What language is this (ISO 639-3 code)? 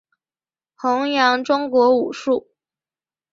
zho